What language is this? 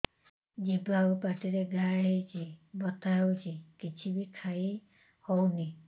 Odia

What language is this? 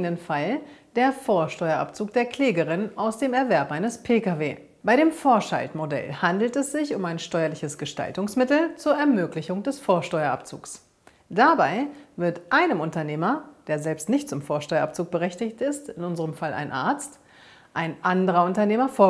German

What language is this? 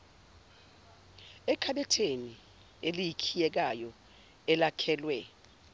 Zulu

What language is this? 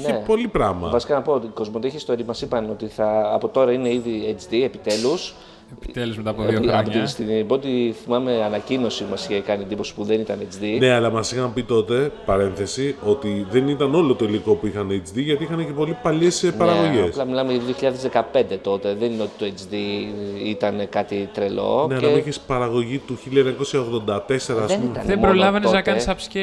Greek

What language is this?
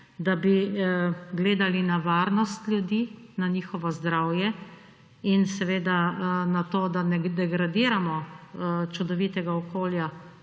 Slovenian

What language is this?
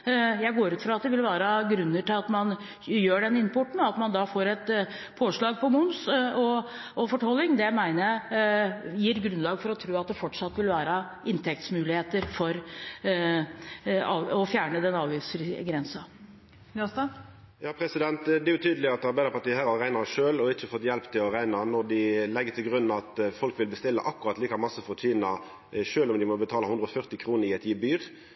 Norwegian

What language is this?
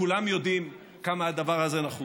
Hebrew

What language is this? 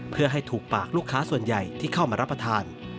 Thai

